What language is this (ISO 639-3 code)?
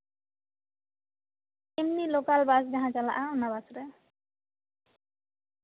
sat